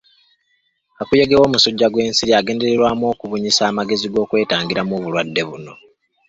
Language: Ganda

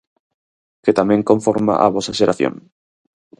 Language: Galician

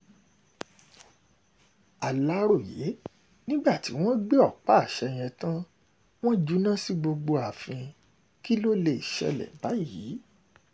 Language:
Yoruba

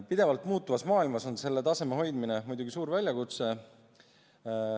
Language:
Estonian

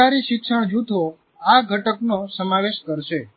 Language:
Gujarati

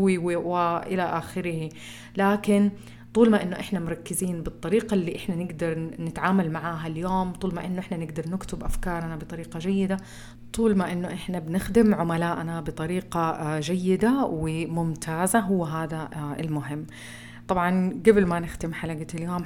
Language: Arabic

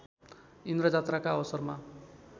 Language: Nepali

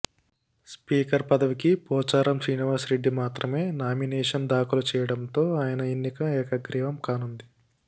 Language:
Telugu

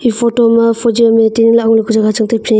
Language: Wancho Naga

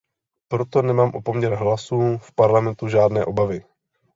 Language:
Czech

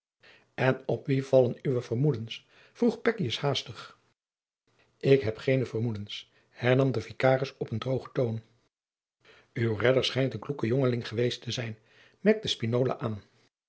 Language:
Dutch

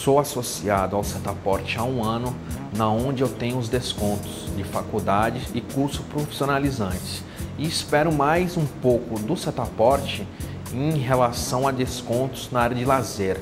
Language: Portuguese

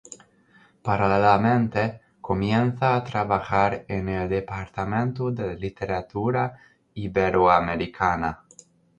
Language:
Spanish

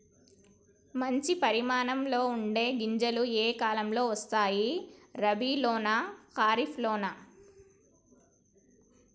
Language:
Telugu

